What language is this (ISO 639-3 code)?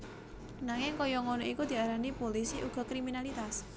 jav